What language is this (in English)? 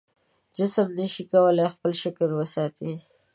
Pashto